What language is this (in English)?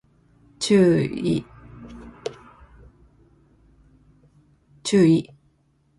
Japanese